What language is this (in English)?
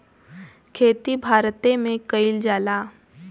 Bhojpuri